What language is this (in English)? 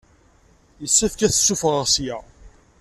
Kabyle